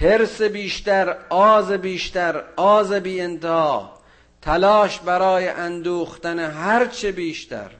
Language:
Persian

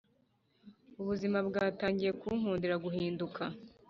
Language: Kinyarwanda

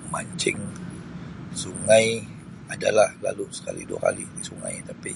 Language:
Sabah Malay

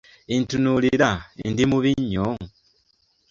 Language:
Ganda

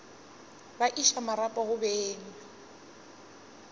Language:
Northern Sotho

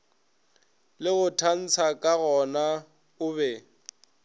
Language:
Northern Sotho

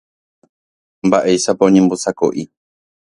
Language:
Guarani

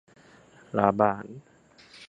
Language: Thai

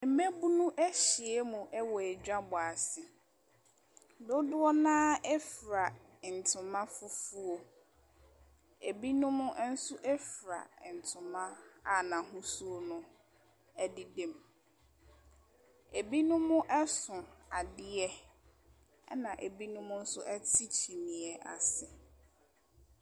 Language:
Akan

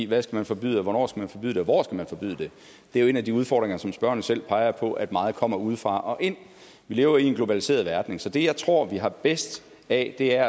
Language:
Danish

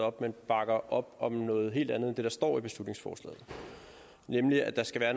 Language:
Danish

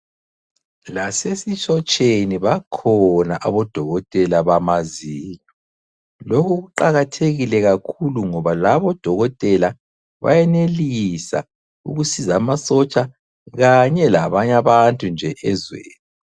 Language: North Ndebele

